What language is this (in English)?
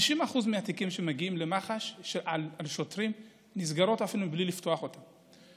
Hebrew